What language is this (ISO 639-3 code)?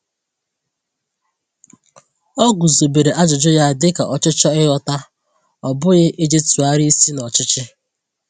ibo